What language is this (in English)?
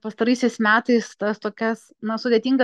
Lithuanian